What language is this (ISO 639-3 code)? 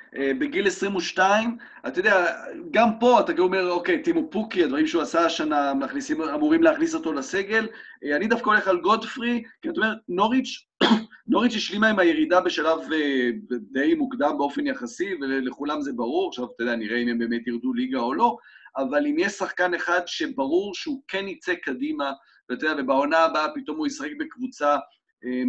heb